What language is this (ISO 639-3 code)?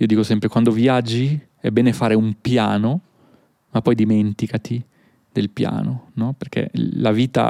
ita